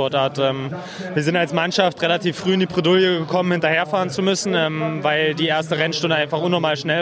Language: German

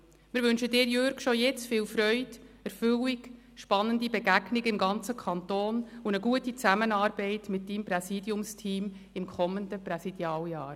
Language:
Swiss German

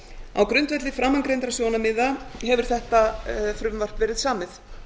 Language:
Icelandic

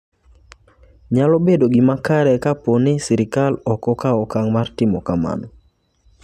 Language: Luo (Kenya and Tanzania)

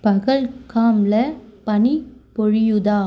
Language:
Tamil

